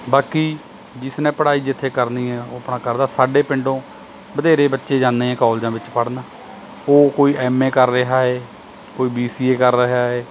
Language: Punjabi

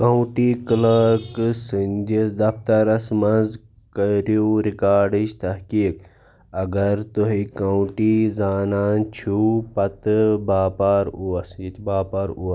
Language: Kashmiri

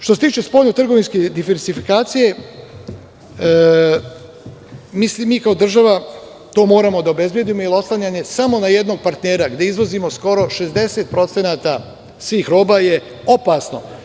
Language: Serbian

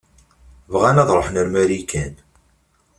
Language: Kabyle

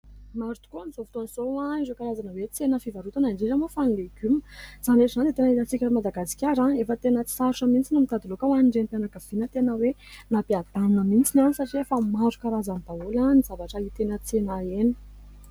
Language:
Malagasy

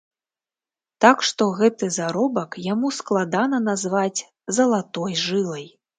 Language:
Belarusian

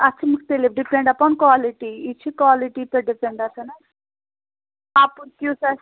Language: Kashmiri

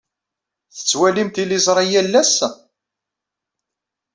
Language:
Kabyle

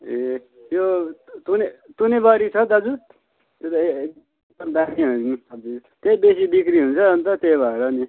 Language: Nepali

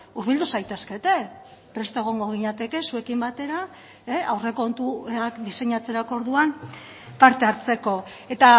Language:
Basque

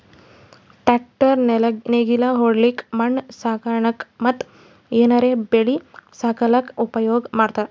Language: Kannada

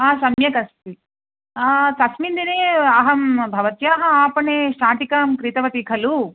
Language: Sanskrit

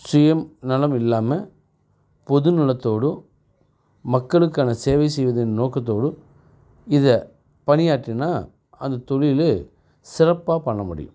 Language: Tamil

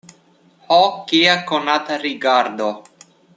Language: Esperanto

